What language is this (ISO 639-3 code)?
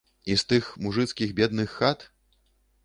bel